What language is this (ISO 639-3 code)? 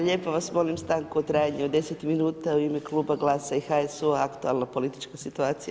hrv